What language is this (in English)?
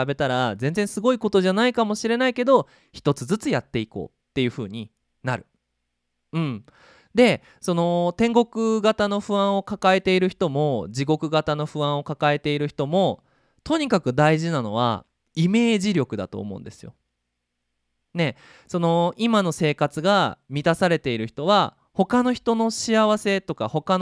Japanese